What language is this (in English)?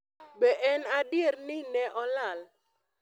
Luo (Kenya and Tanzania)